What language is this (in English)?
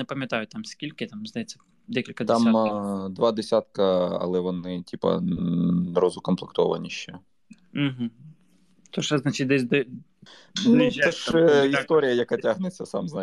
Ukrainian